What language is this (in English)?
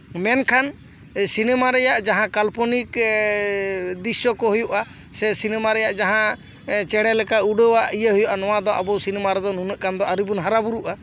Santali